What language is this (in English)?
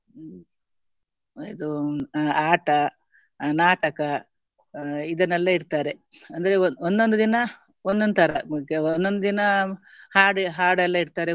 Kannada